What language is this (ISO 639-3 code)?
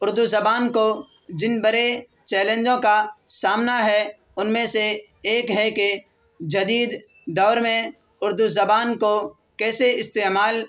urd